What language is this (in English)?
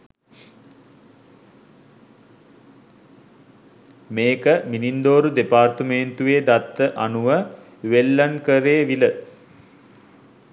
Sinhala